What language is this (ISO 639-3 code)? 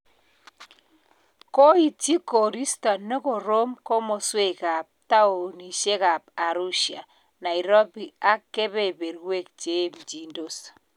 kln